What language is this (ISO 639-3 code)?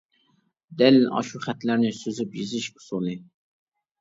uig